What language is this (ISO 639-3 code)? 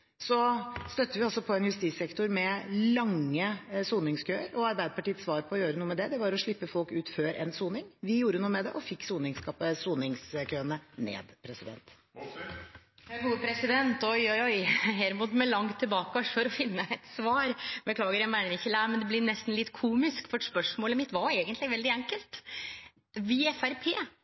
nor